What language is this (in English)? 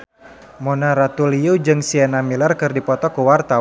Sundanese